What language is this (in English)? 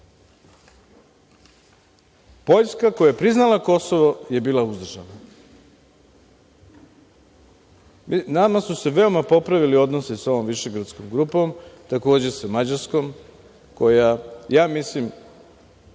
Serbian